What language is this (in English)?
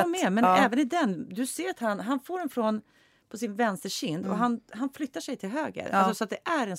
Swedish